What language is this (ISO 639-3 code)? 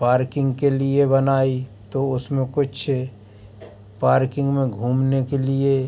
hin